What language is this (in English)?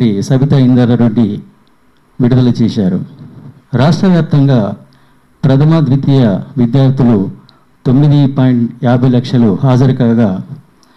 Telugu